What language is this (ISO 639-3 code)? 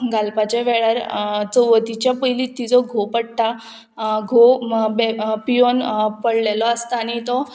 kok